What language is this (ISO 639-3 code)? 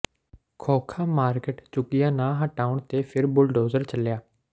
pan